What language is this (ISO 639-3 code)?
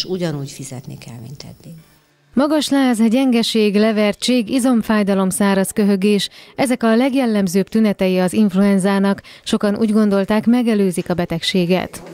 hun